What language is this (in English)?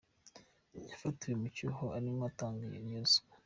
Kinyarwanda